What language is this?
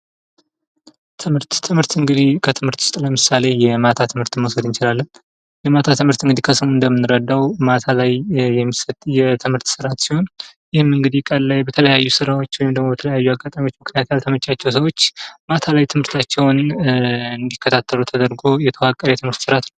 Amharic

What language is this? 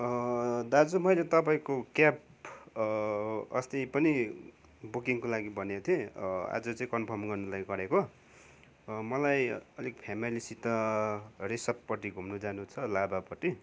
Nepali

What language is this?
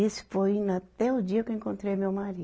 Portuguese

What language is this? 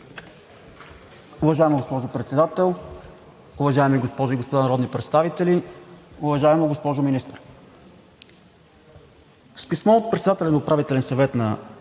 Bulgarian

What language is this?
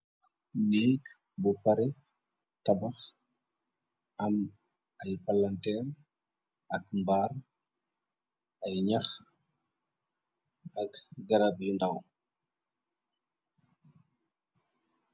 Wolof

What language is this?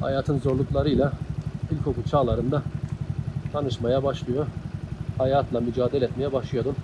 Turkish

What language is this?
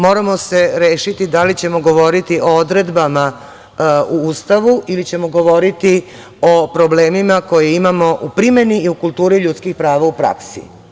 Serbian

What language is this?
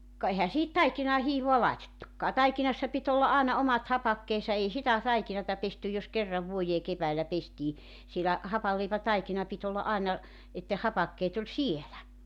Finnish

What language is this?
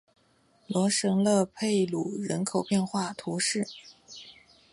Chinese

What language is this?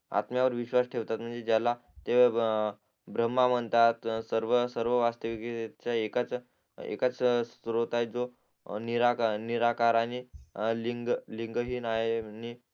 Marathi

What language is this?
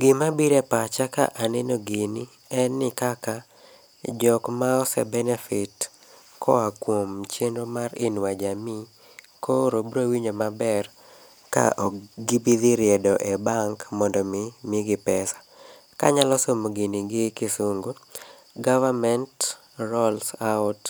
Luo (Kenya and Tanzania)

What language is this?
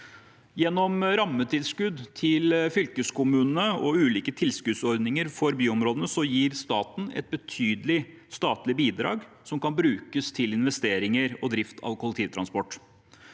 Norwegian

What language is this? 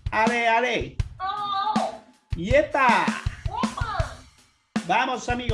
Spanish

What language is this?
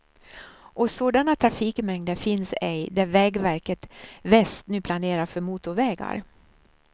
Swedish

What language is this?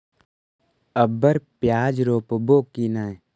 Magahi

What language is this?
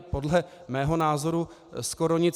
Czech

